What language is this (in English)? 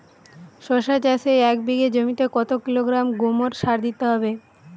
Bangla